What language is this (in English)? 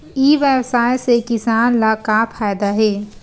Chhattisgarhi